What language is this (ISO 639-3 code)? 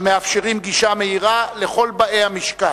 heb